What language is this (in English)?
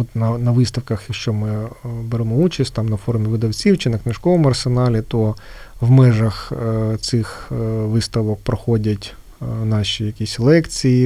Ukrainian